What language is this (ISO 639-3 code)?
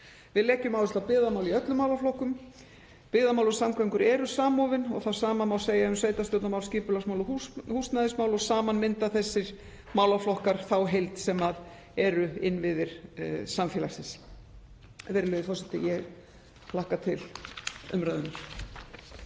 isl